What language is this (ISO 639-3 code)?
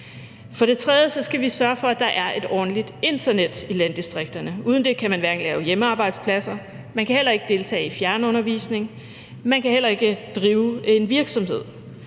dan